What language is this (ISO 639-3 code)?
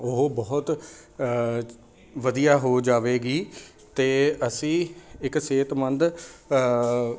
pan